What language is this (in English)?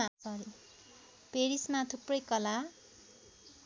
Nepali